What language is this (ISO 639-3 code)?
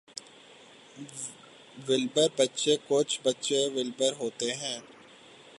urd